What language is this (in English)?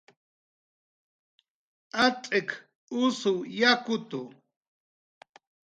Jaqaru